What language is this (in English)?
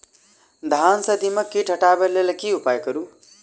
Maithili